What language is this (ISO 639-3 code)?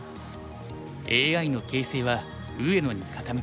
jpn